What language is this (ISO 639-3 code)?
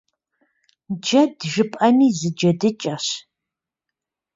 kbd